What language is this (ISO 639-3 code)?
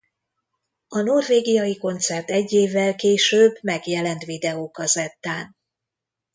hun